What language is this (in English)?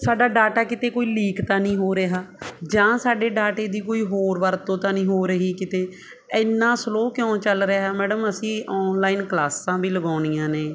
Punjabi